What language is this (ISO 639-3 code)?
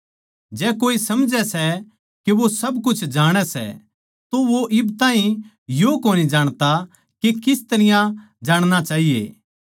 bgc